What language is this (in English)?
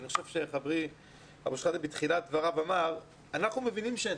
Hebrew